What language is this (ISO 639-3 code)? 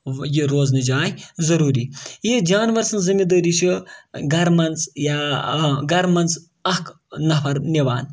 kas